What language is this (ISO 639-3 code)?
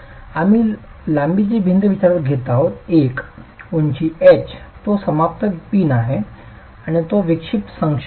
mar